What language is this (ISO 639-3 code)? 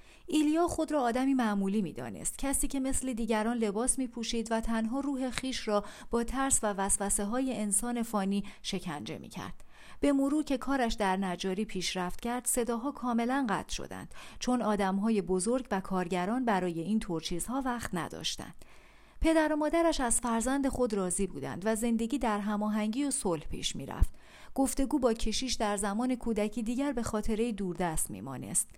fas